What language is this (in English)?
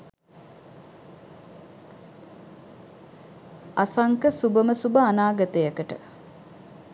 Sinhala